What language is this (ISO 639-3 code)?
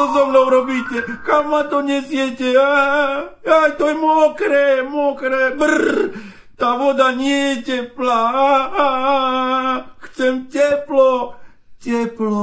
slk